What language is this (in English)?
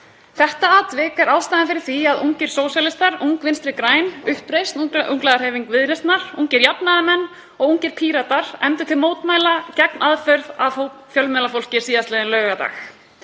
Icelandic